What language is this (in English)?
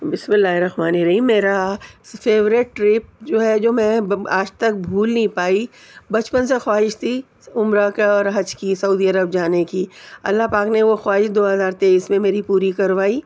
Urdu